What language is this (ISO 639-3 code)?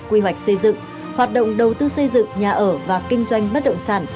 vie